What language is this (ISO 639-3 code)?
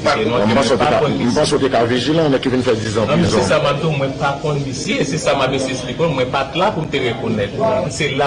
fra